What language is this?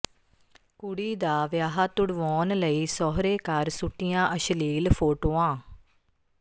Punjabi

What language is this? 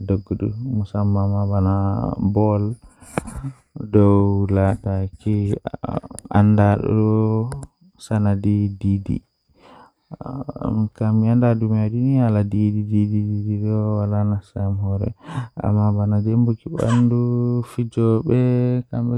Western Niger Fulfulde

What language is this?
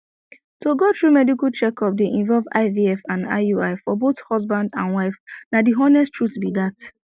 Nigerian Pidgin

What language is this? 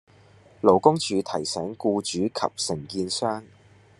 Cantonese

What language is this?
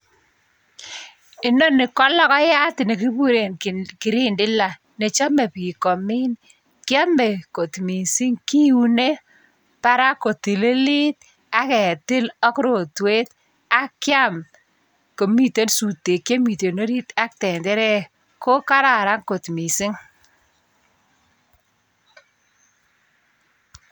Kalenjin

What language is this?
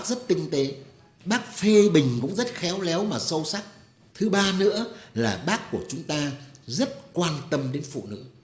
Vietnamese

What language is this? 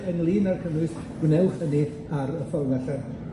Welsh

